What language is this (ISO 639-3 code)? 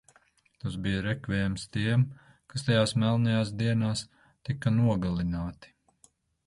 lav